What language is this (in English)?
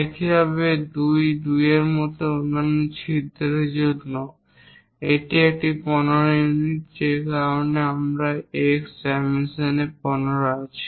Bangla